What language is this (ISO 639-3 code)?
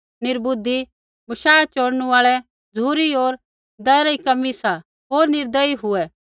kfx